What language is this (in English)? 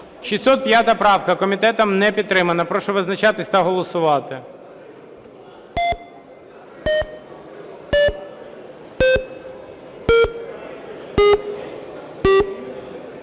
Ukrainian